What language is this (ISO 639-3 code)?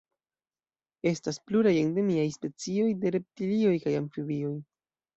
epo